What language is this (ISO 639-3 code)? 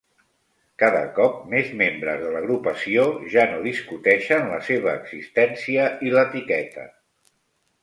cat